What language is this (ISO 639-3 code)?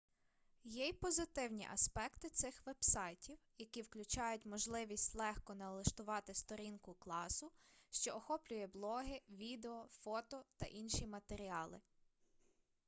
ukr